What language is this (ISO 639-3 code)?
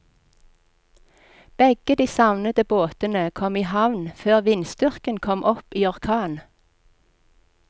nor